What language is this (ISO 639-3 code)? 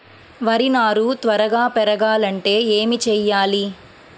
tel